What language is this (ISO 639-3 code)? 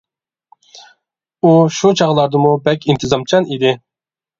uig